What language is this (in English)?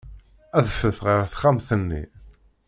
Kabyle